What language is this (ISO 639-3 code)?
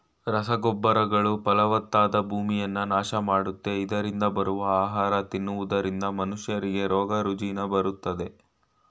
kan